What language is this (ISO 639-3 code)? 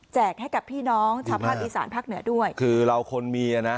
tha